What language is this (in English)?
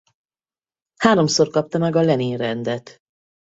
Hungarian